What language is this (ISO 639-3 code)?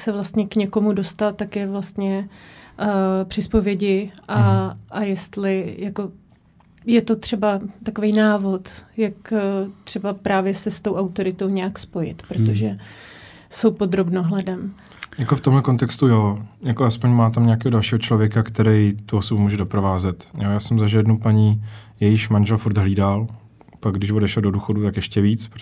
ces